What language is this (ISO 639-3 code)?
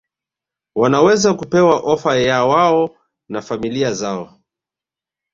swa